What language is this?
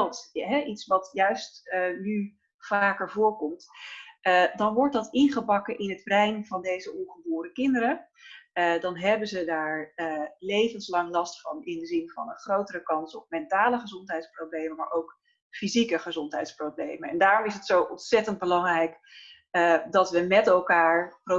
Dutch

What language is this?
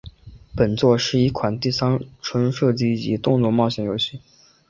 Chinese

